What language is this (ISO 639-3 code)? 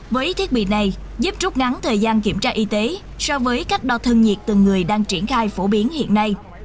vie